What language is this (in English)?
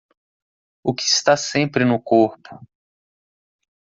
Portuguese